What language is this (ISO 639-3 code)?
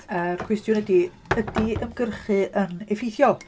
cym